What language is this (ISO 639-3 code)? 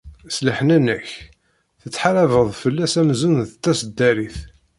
kab